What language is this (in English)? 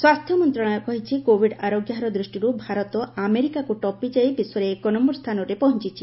Odia